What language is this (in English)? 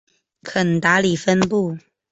Chinese